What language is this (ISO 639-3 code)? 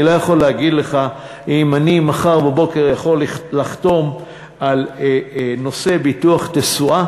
heb